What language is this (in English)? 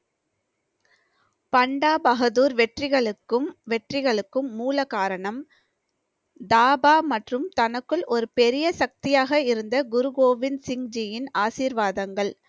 Tamil